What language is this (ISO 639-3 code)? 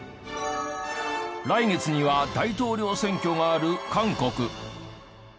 jpn